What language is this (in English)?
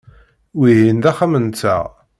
Kabyle